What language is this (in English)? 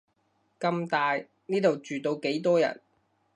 Cantonese